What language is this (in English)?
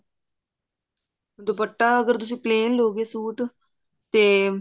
Punjabi